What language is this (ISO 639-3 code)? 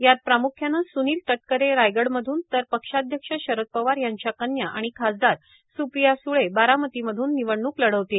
mar